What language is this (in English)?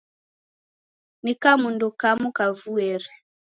Taita